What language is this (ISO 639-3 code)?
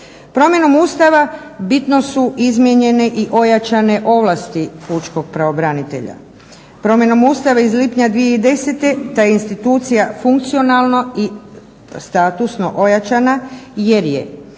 hrv